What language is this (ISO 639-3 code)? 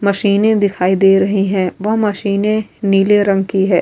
urd